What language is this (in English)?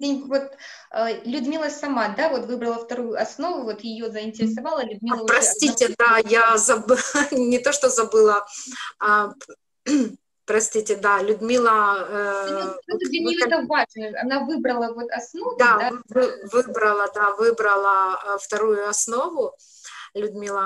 Russian